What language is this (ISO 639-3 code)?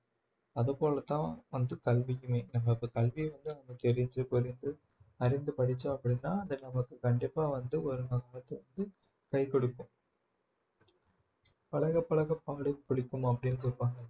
tam